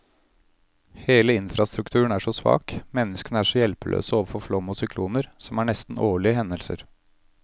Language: Norwegian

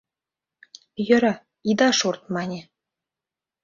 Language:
Mari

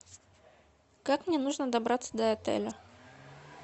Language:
Russian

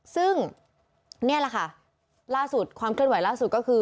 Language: Thai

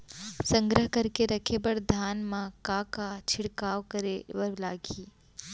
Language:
Chhattisgarhi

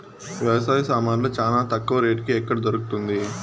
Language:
Telugu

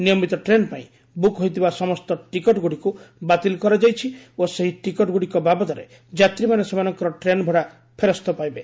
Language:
Odia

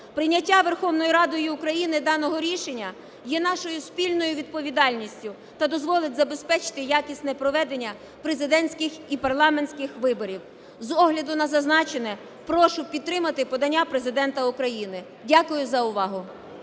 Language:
Ukrainian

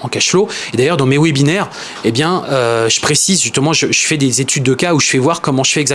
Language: French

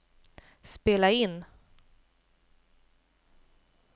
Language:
Swedish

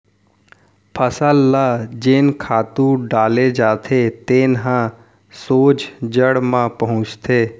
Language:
Chhattisgarhi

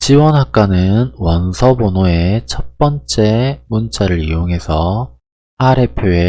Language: Korean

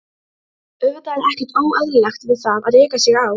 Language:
Icelandic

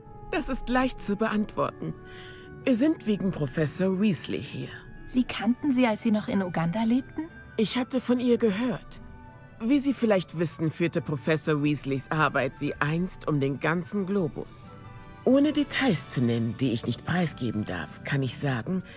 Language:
German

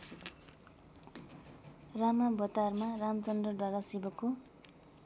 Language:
Nepali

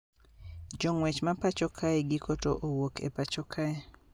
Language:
Luo (Kenya and Tanzania)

